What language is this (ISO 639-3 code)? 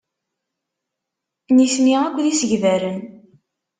kab